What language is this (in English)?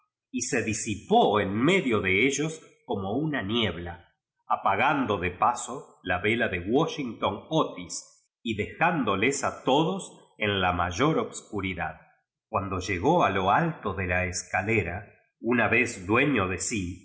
Spanish